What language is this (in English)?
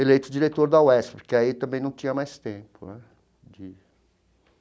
Portuguese